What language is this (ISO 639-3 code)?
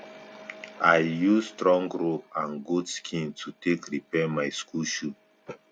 pcm